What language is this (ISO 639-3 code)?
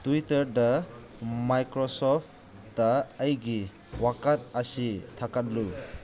mni